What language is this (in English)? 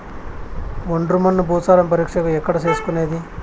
Telugu